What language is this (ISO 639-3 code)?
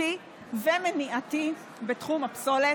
heb